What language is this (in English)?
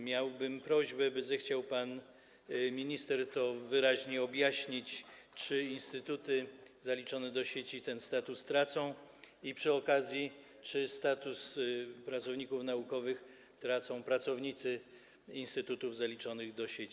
Polish